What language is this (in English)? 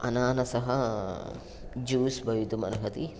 Sanskrit